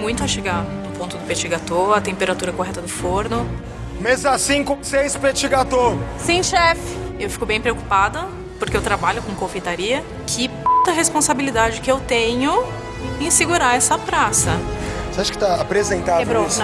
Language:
Portuguese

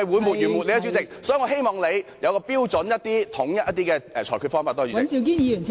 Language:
Cantonese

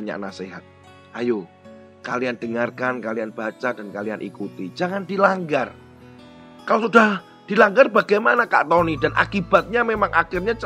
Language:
Indonesian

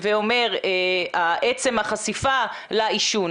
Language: Hebrew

